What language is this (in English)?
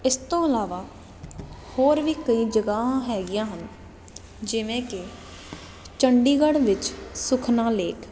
Punjabi